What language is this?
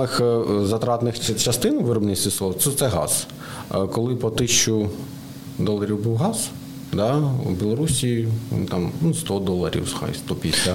Ukrainian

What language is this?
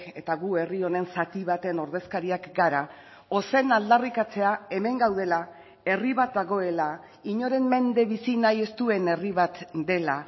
Basque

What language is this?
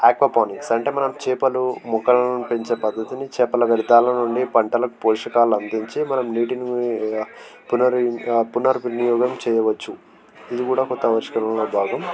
Telugu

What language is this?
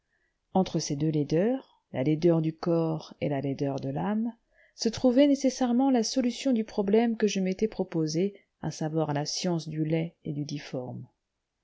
French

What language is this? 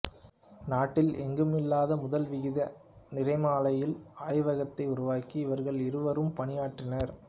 Tamil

